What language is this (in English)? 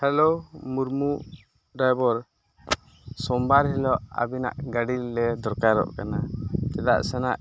Santali